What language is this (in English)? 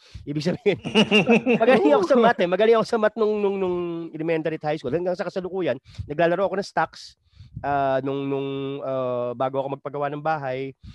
Filipino